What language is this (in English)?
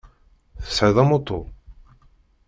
Kabyle